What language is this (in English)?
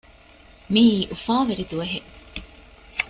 Divehi